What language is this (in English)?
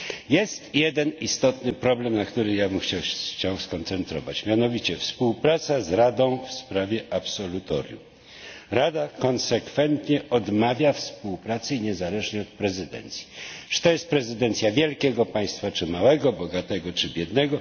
Polish